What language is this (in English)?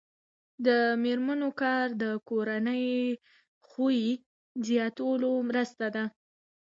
Pashto